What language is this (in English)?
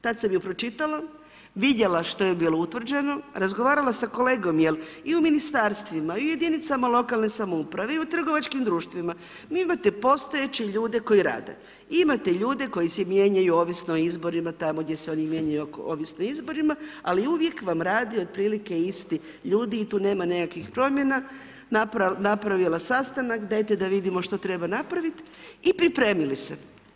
Croatian